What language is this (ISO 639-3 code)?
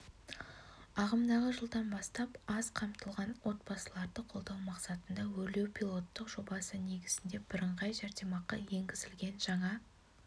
kaz